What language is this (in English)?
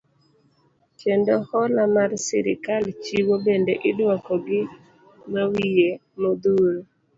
Luo (Kenya and Tanzania)